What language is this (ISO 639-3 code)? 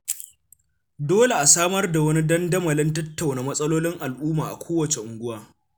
hau